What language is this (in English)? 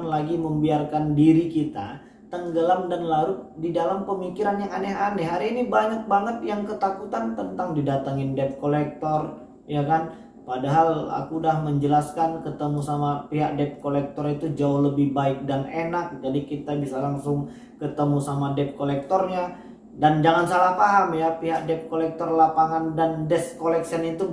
Indonesian